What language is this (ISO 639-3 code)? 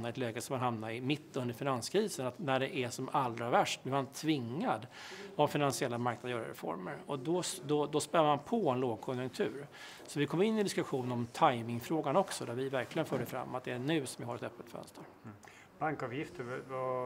swe